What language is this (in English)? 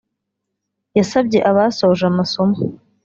Kinyarwanda